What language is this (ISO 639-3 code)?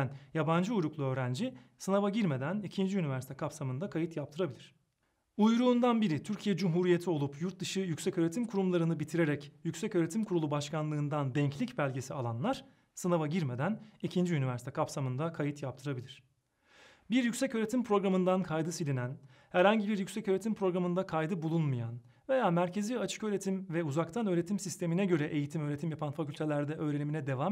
tur